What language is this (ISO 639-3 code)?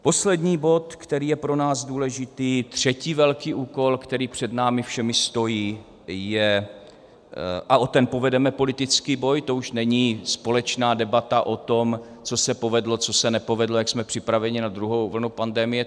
ces